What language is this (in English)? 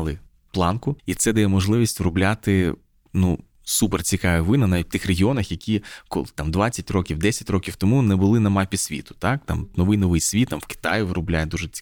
Ukrainian